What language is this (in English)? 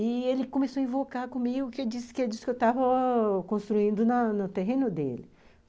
Portuguese